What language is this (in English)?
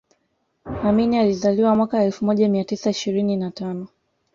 Swahili